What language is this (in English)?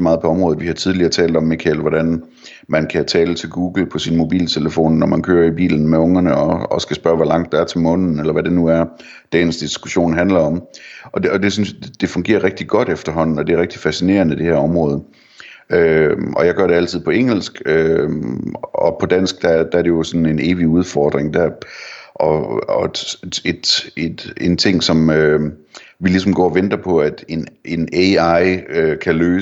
Danish